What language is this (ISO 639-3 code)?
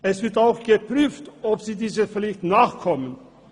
gsw